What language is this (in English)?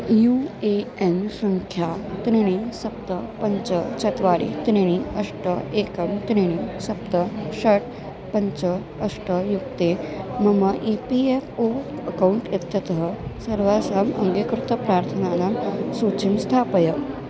Sanskrit